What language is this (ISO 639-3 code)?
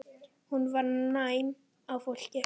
isl